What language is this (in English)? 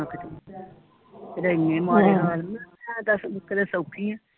Punjabi